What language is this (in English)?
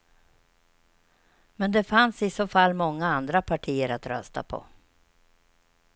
Swedish